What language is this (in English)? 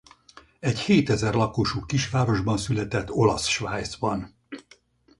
Hungarian